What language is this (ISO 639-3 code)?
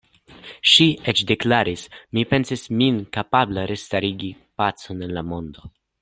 epo